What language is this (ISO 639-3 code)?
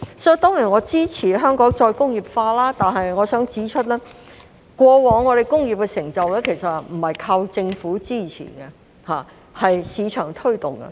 yue